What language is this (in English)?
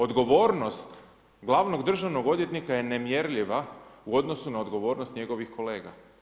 Croatian